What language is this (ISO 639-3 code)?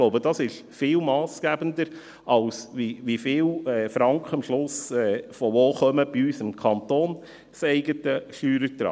gsw